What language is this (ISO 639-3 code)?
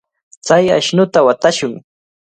qvl